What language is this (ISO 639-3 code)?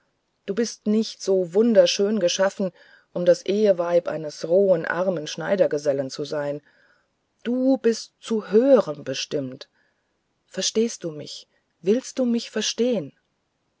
deu